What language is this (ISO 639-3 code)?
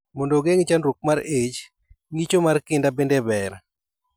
luo